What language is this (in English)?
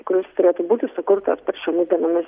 Lithuanian